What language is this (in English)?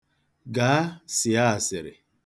Igbo